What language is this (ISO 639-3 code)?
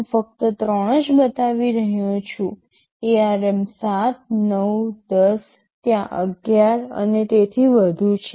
guj